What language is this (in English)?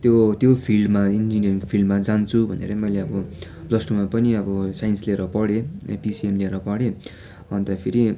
Nepali